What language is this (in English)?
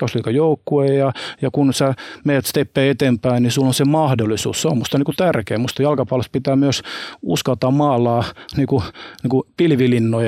Finnish